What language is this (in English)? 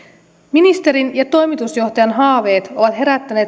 Finnish